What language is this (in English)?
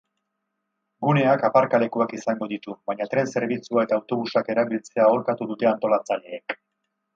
Basque